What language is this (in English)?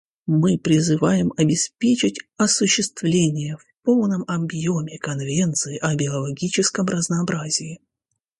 Russian